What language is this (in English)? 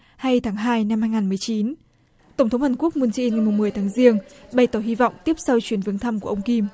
Vietnamese